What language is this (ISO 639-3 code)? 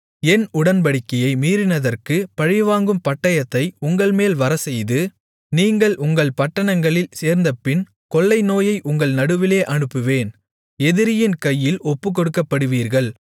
tam